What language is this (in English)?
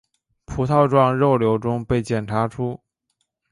Chinese